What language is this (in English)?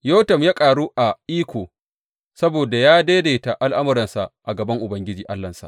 Hausa